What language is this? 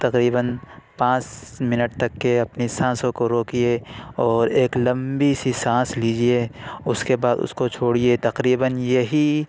Urdu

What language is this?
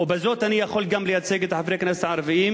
Hebrew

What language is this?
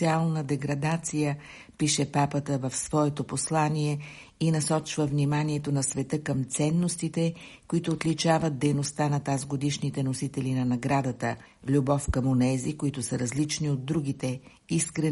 Bulgarian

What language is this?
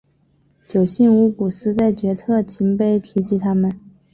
Chinese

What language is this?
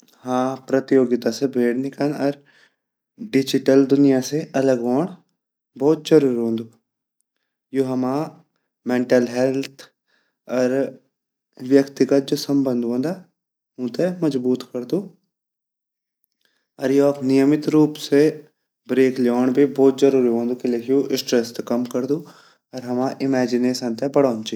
Garhwali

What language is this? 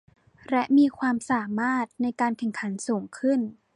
Thai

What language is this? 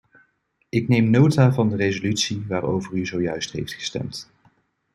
Dutch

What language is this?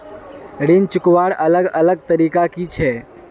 Magahi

